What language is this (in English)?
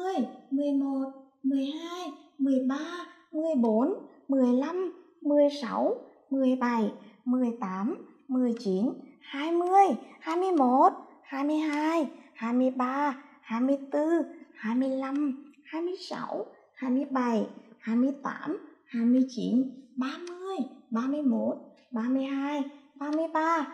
Vietnamese